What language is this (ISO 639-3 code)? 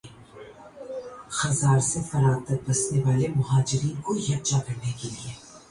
urd